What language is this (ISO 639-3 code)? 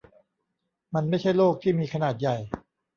tha